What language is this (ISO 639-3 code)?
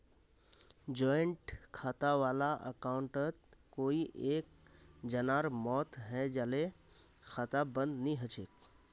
mag